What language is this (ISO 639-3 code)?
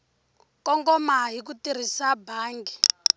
tso